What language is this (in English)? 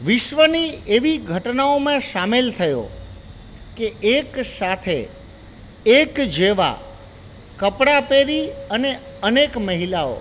Gujarati